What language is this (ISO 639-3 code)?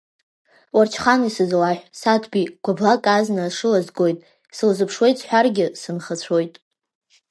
abk